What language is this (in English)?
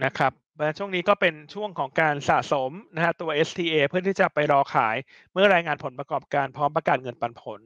Thai